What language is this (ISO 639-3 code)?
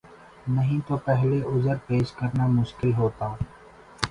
urd